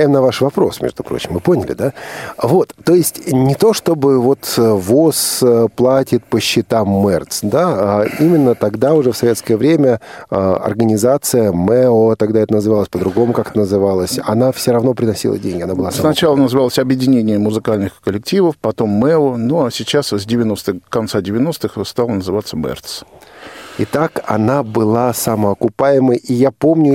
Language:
Russian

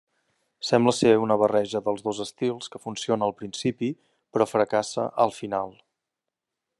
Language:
Catalan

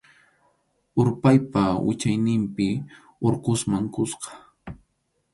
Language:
Arequipa-La Unión Quechua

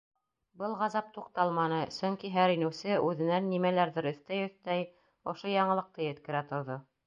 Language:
Bashkir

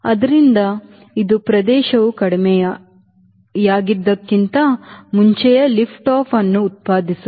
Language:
Kannada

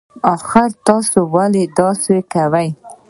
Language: Pashto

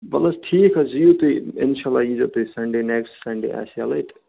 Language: Kashmiri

